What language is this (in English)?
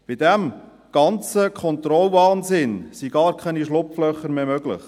Swiss German